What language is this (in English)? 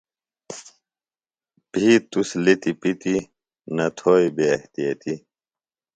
Phalura